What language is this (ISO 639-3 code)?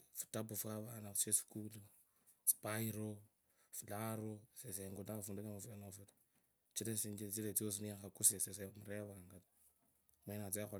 lkb